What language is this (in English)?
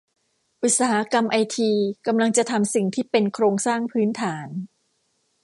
Thai